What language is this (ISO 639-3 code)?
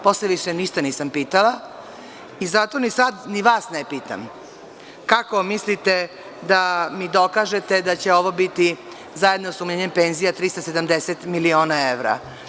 srp